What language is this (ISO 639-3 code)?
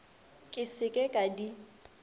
nso